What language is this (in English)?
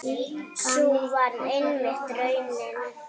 Icelandic